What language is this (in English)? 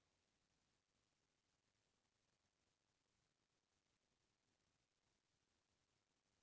Chhattisgarhi